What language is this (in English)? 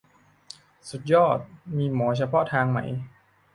Thai